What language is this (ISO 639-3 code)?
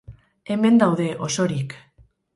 eus